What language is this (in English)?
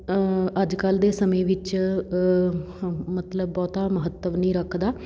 Punjabi